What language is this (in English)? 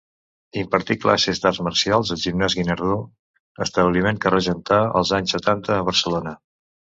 Catalan